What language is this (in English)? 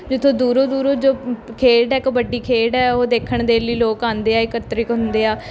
Punjabi